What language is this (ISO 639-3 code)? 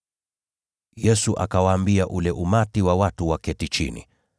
swa